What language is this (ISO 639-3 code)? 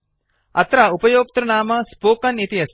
san